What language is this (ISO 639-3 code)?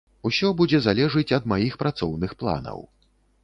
bel